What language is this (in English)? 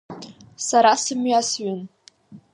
Abkhazian